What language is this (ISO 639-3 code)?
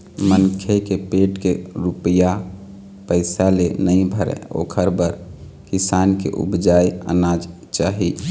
hne